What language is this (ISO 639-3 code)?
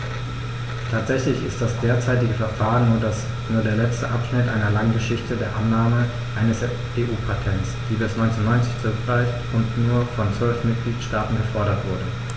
deu